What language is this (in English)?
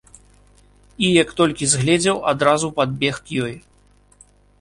Belarusian